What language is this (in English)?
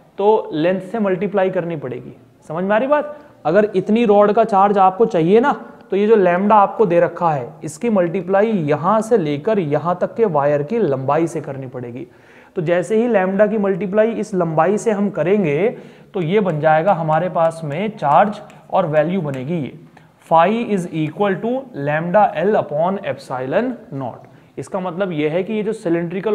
Hindi